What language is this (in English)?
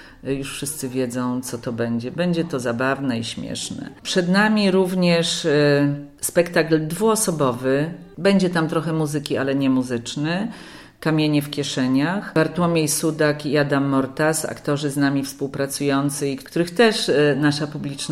Polish